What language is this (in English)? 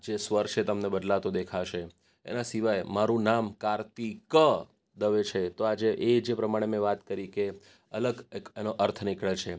Gujarati